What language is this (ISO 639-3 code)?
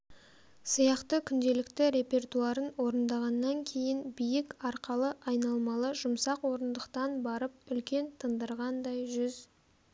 kaz